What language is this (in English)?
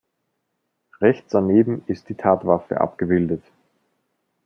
German